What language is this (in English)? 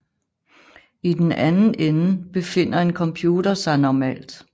Danish